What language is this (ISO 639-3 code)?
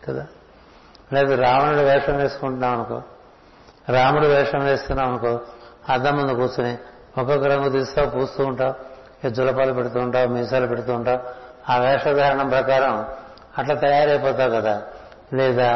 tel